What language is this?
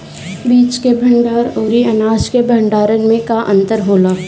Bhojpuri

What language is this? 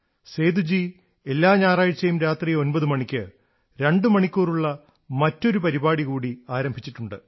Malayalam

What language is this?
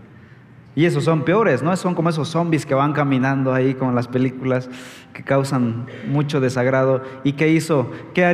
Spanish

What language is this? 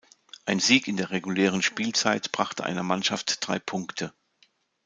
German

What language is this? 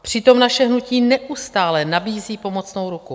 Czech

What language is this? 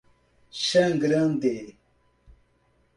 Portuguese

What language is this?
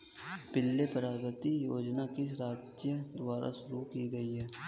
Hindi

